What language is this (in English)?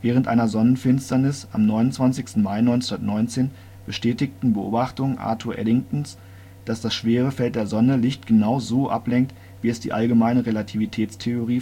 German